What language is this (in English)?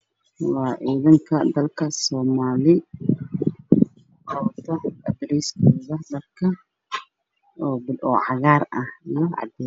Somali